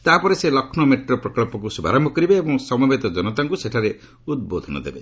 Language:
Odia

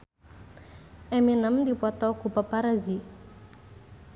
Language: Sundanese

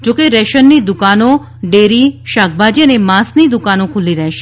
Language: Gujarati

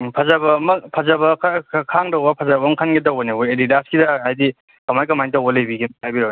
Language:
Manipuri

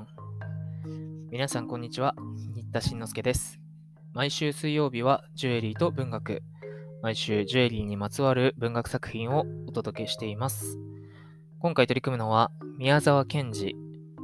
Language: Japanese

